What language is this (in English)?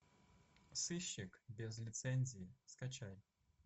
Russian